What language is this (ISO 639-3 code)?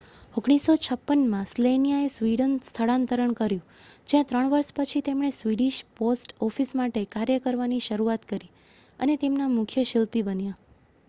guj